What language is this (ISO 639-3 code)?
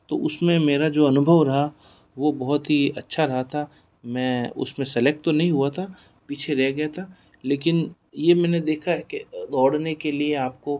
hin